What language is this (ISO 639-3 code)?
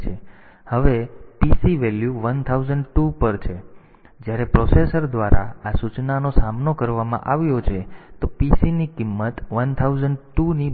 guj